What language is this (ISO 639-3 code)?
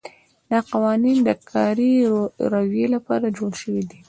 pus